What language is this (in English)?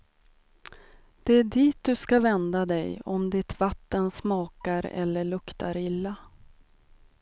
Swedish